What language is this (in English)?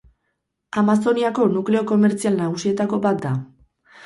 Basque